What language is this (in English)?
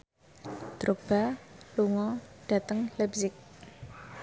Javanese